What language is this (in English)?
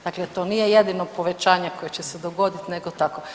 Croatian